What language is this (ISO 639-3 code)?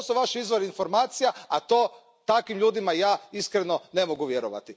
hrv